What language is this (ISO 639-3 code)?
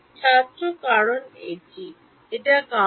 ben